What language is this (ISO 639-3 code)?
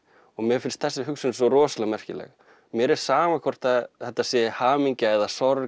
isl